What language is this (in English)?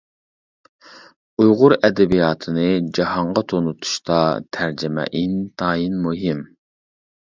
Uyghur